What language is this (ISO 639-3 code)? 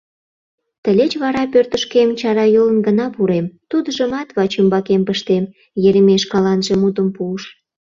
chm